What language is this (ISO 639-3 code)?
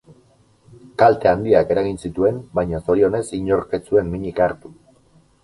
eus